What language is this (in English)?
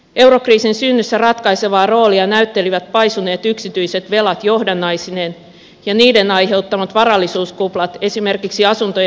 Finnish